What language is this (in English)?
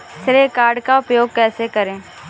Hindi